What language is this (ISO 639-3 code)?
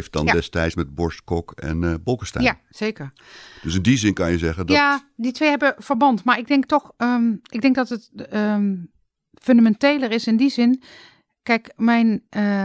nld